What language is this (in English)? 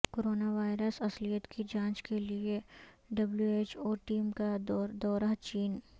Urdu